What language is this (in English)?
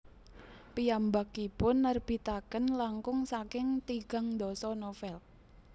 Javanese